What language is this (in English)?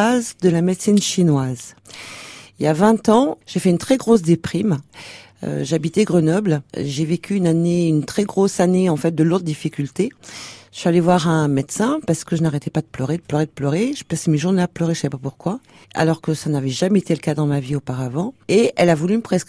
French